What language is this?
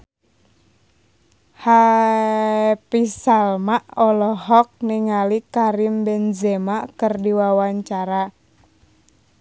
Sundanese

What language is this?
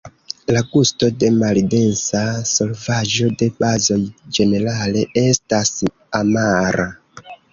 Esperanto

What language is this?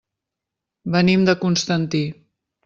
Catalan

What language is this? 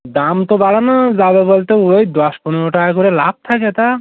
Bangla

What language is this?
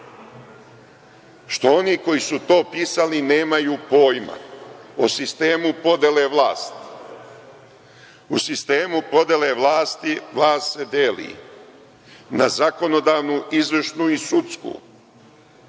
Serbian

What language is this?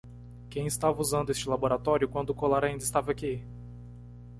Portuguese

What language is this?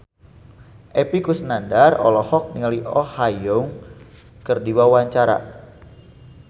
Sundanese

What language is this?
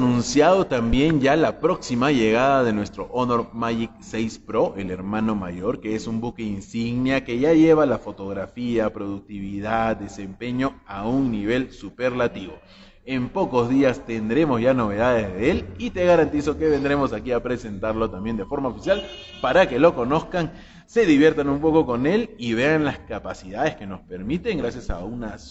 Spanish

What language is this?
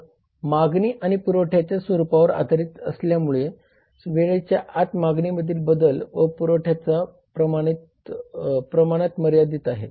Marathi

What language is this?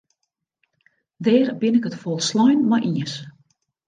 Western Frisian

